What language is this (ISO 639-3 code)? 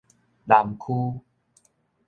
nan